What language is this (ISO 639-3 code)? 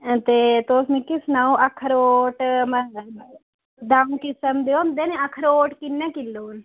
doi